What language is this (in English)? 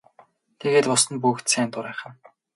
Mongolian